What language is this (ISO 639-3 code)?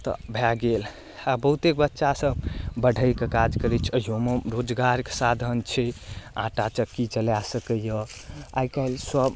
mai